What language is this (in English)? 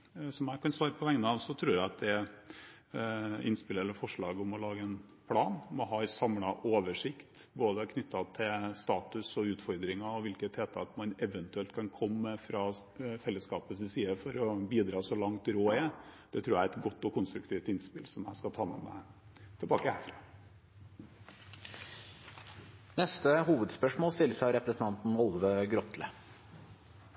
Norwegian